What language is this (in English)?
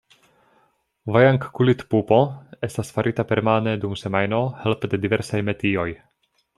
Esperanto